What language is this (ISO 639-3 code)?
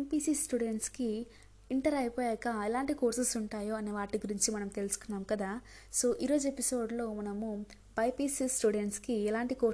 tel